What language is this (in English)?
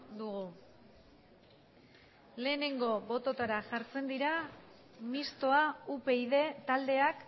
Basque